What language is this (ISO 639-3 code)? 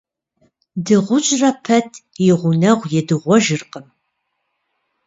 kbd